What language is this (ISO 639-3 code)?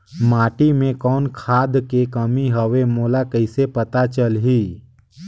hne